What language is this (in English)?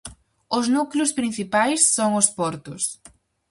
Galician